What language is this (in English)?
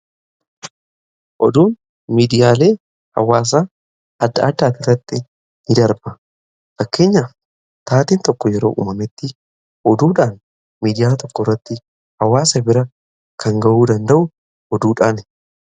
Oromo